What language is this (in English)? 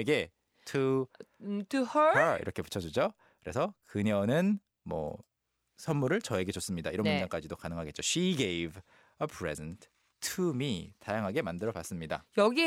Korean